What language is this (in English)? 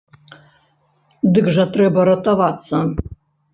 Belarusian